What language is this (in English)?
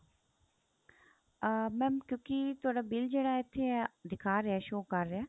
Punjabi